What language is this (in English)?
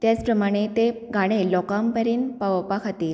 Konkani